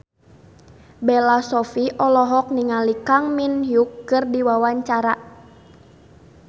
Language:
Sundanese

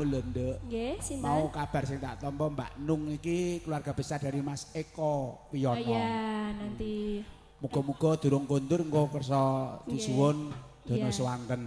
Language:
Indonesian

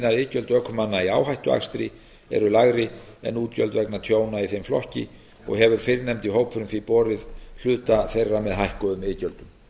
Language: Icelandic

